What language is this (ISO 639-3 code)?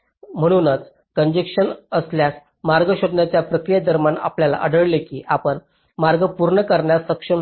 mar